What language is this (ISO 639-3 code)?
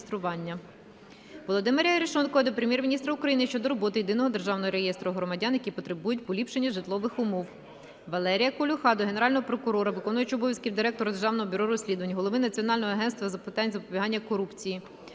ukr